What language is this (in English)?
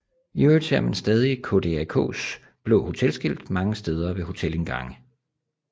Danish